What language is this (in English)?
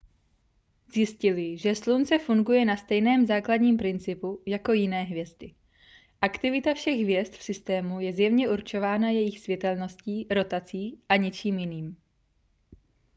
Czech